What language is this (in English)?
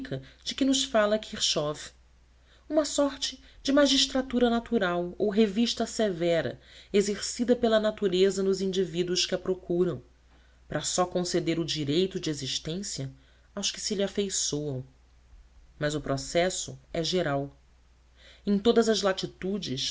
Portuguese